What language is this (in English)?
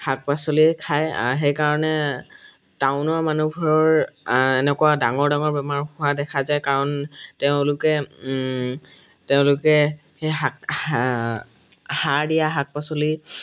Assamese